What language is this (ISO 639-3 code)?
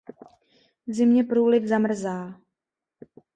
ces